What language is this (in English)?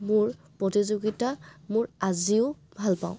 Assamese